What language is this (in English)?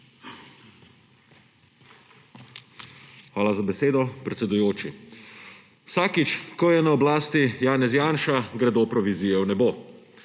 Slovenian